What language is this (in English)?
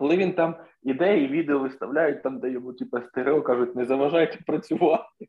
Ukrainian